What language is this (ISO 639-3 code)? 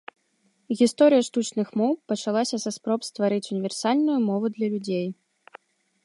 bel